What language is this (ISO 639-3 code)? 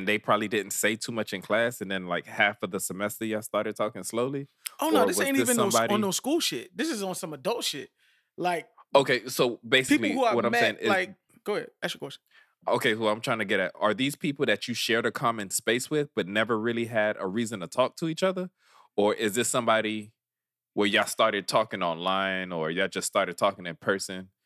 eng